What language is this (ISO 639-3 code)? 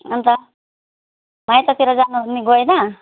nep